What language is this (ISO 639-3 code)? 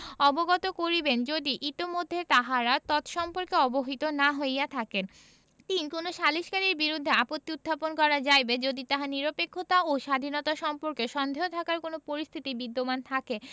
ben